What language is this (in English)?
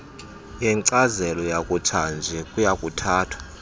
Xhosa